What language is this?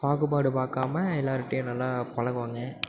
Tamil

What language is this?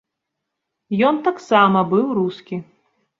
Belarusian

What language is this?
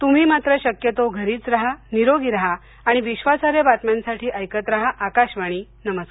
Marathi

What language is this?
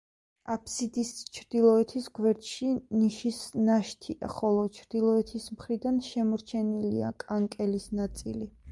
Georgian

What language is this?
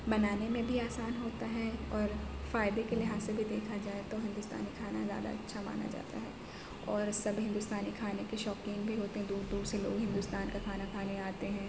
Urdu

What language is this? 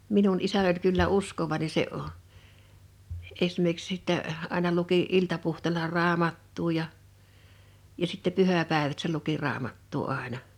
Finnish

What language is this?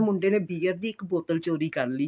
Punjabi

